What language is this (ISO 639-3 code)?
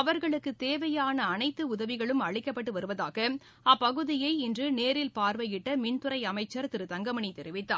tam